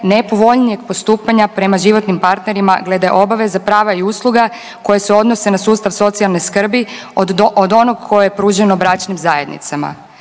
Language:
Croatian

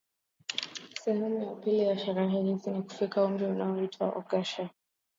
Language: Swahili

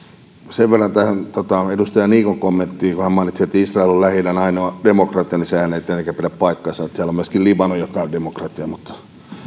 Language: Finnish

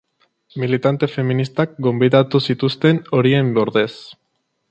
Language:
Basque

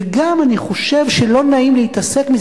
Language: Hebrew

